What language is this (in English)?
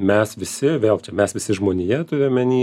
Lithuanian